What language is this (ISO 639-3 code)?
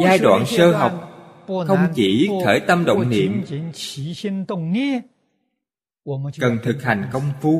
vie